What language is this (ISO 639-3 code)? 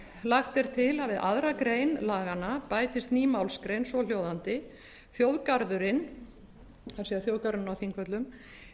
isl